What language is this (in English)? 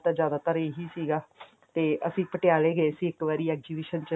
Punjabi